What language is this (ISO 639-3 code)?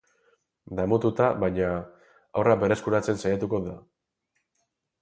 eus